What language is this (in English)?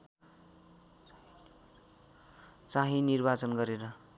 Nepali